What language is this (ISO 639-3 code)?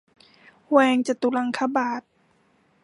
tha